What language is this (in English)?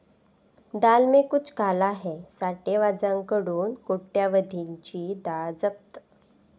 Marathi